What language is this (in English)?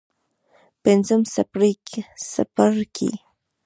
Pashto